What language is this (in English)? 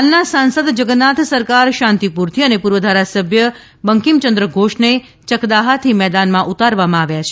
Gujarati